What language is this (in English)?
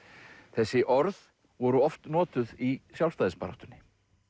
Icelandic